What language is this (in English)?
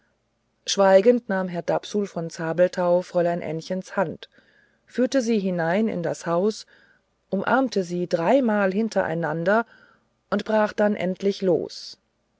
German